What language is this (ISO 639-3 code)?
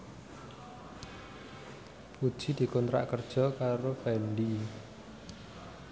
jav